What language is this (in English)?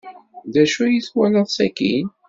Kabyle